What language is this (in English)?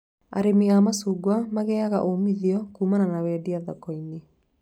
Kikuyu